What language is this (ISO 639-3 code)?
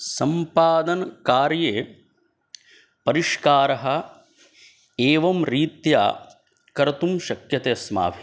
san